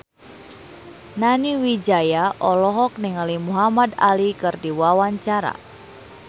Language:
Sundanese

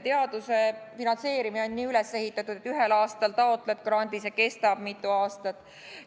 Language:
Estonian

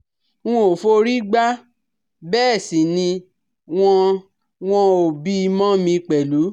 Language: Yoruba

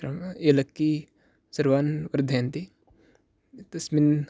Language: Sanskrit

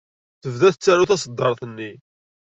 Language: Kabyle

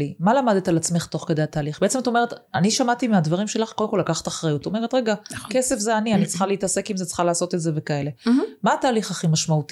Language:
Hebrew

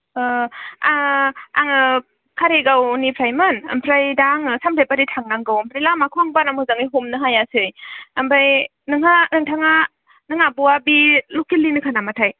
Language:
Bodo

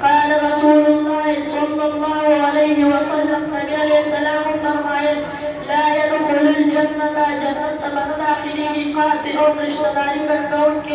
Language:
Indonesian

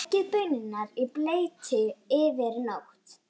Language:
Icelandic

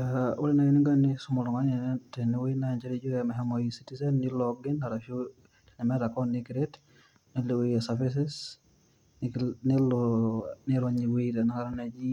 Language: Masai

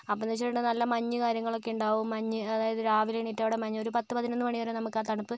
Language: Malayalam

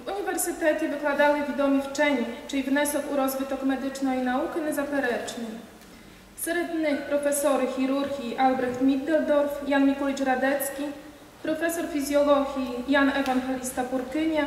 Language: Polish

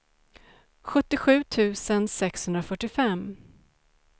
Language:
Swedish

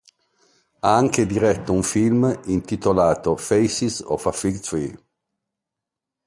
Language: Italian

